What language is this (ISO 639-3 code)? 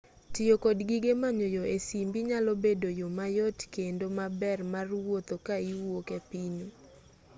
luo